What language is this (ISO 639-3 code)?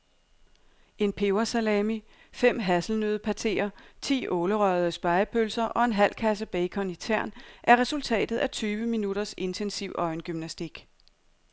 dan